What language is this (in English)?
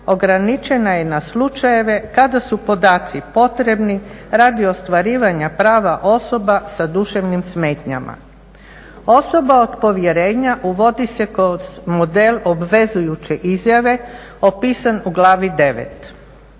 Croatian